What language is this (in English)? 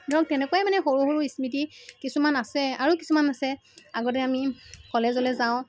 Assamese